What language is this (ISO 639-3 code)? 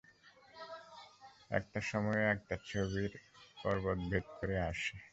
ben